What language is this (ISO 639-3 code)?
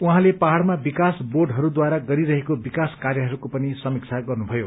nep